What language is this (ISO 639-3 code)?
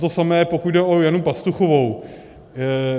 ces